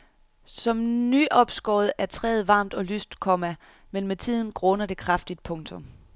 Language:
Danish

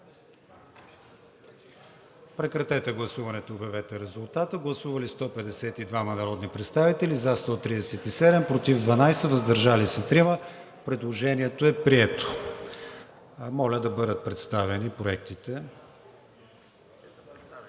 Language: Bulgarian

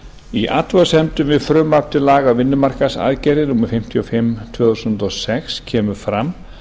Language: Icelandic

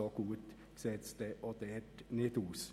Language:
Swiss German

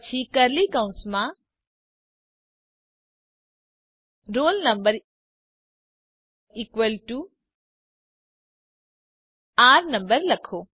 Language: Gujarati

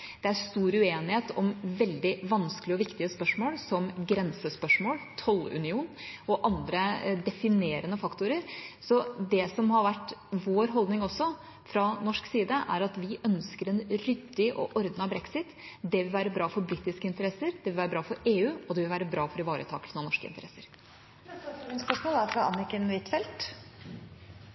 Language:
Norwegian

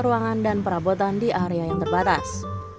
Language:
Indonesian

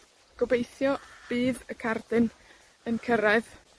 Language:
Welsh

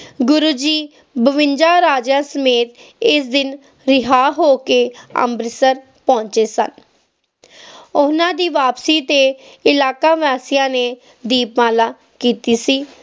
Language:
Punjabi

